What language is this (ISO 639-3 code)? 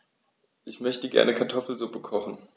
deu